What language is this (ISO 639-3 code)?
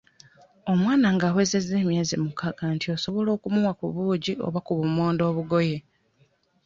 lug